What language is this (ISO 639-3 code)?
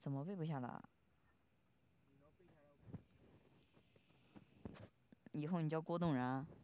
zho